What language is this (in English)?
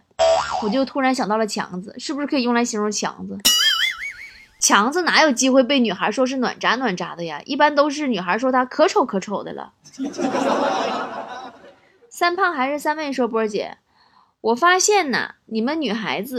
Chinese